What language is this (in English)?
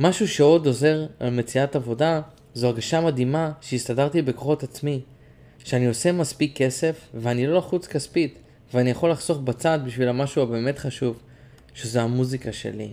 Hebrew